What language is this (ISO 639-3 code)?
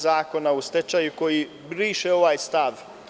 srp